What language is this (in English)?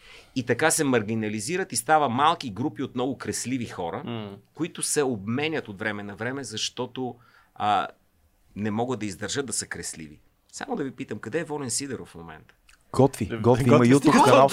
Bulgarian